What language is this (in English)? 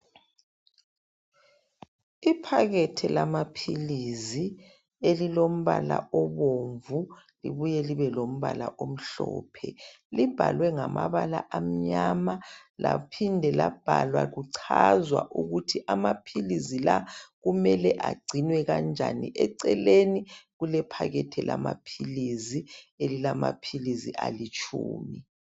North Ndebele